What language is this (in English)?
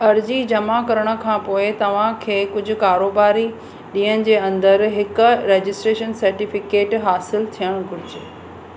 Sindhi